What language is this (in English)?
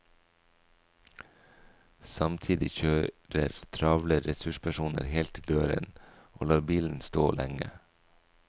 Norwegian